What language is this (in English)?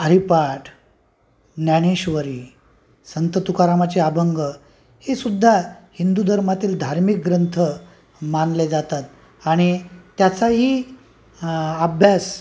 Marathi